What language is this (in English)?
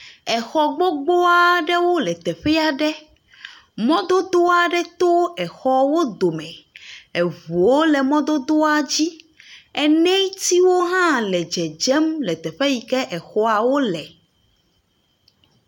Ewe